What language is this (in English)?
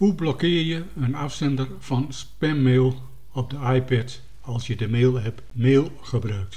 Dutch